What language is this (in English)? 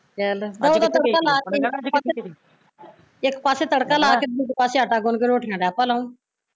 Punjabi